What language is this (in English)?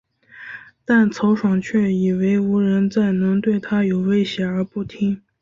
Chinese